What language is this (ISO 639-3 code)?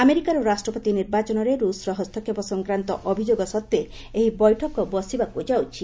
ori